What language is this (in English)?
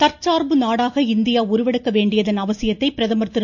Tamil